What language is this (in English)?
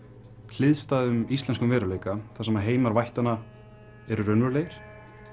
Icelandic